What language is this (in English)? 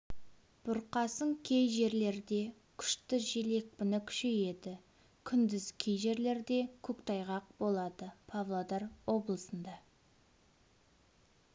Kazakh